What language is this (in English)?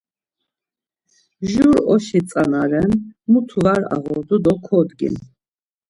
Laz